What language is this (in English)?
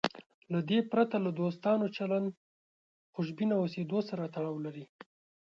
Pashto